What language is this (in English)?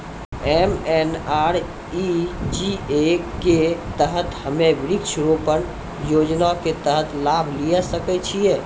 Maithili